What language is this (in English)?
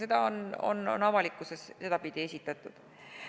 Estonian